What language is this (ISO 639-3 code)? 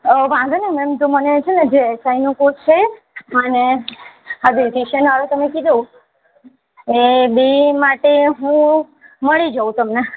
guj